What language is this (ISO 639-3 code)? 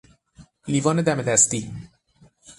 fas